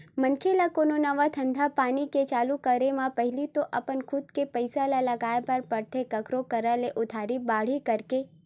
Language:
Chhattisgarhi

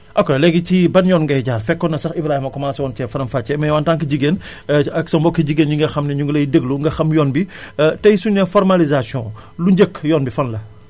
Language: Wolof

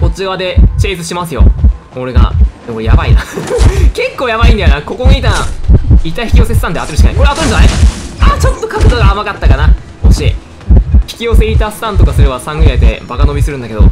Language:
Japanese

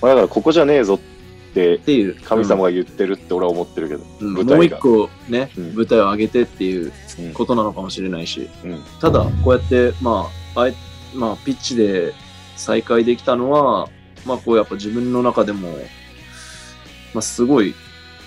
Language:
Japanese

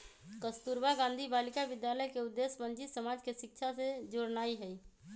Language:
Magahi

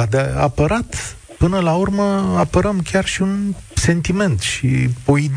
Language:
Romanian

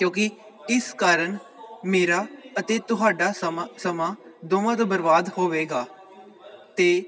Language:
Punjabi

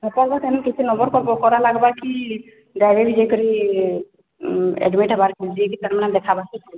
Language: Odia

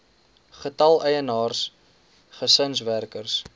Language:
Afrikaans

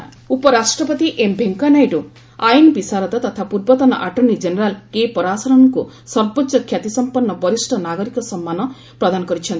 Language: Odia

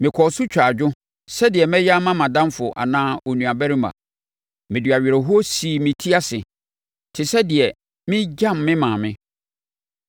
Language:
Akan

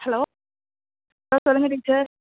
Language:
Tamil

